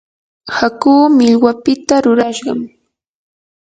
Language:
Yanahuanca Pasco Quechua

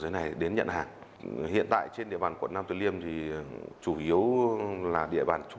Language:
Vietnamese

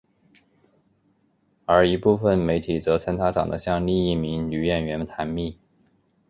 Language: Chinese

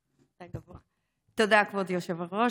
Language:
Hebrew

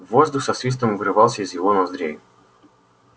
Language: Russian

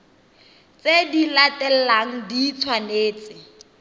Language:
Tswana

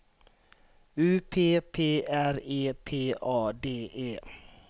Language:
Swedish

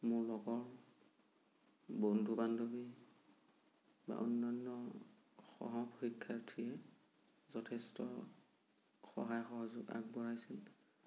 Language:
Assamese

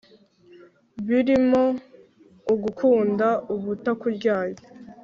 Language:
Kinyarwanda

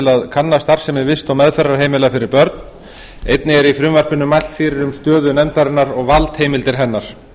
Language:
Icelandic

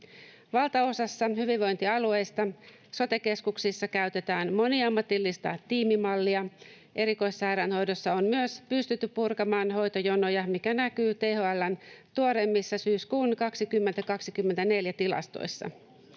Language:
Finnish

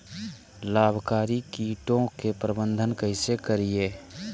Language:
Magahi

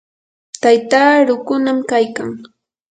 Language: Yanahuanca Pasco Quechua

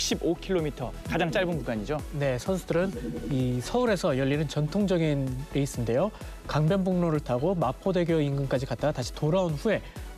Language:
Korean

